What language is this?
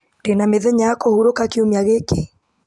Kikuyu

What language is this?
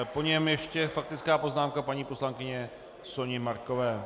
Czech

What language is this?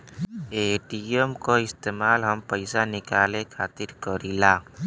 Bhojpuri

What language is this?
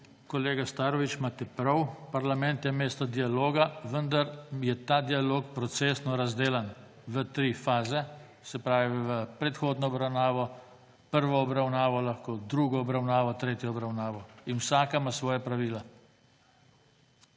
Slovenian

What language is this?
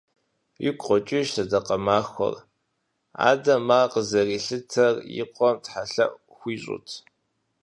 Kabardian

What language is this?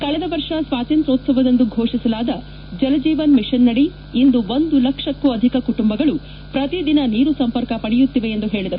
Kannada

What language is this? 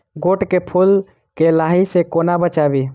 Maithili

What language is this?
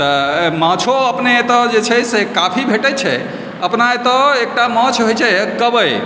Maithili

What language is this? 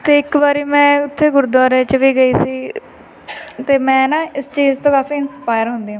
Punjabi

